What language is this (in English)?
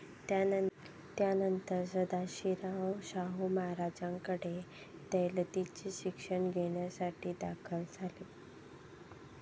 Marathi